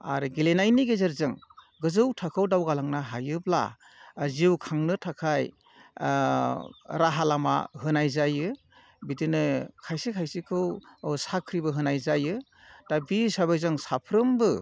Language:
Bodo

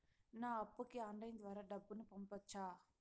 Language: Telugu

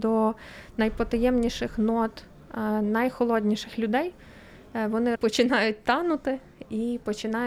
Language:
Ukrainian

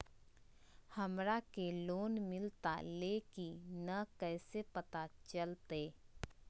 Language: Magahi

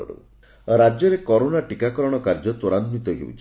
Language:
Odia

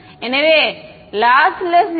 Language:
Tamil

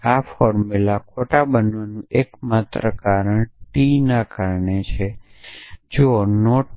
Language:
Gujarati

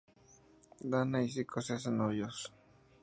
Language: Spanish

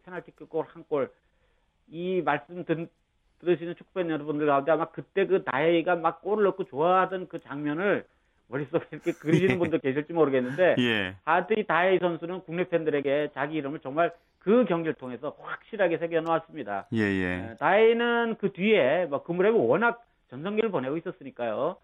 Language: Korean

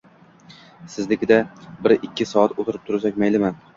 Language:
Uzbek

